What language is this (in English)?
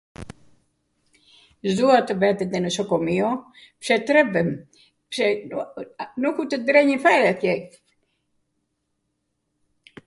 Arvanitika Albanian